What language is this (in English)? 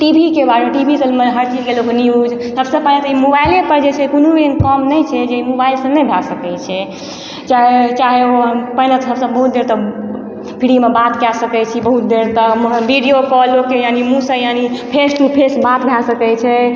Maithili